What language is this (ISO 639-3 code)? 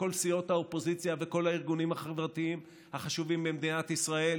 heb